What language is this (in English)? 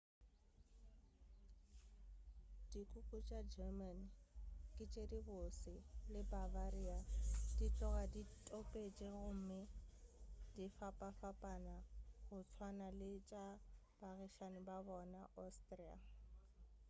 Northern Sotho